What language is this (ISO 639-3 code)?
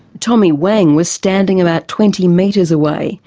eng